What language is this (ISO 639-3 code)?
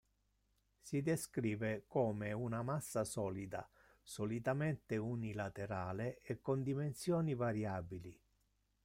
ita